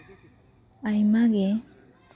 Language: Santali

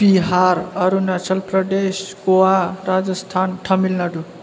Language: Bodo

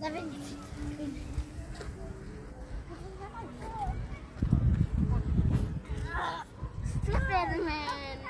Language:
Romanian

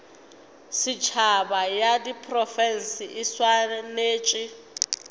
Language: Northern Sotho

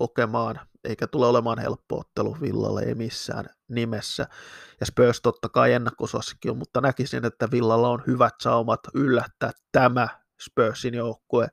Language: Finnish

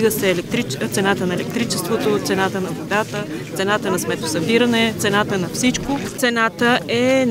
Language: Bulgarian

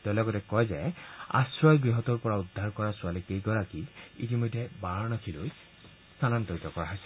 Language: Assamese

